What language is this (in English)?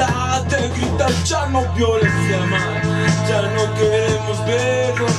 Spanish